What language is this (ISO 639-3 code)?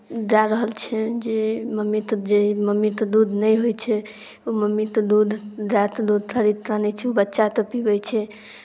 mai